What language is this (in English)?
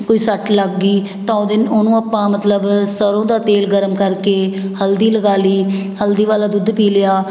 Punjabi